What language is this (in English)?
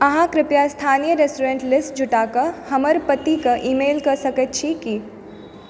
Maithili